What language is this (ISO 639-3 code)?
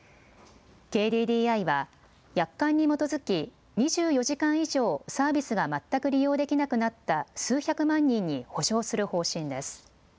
jpn